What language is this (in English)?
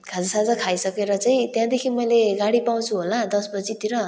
Nepali